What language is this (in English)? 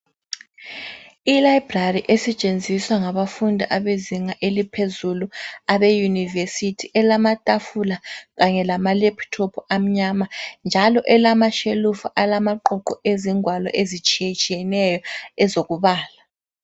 North Ndebele